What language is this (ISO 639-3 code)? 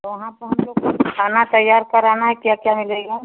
hin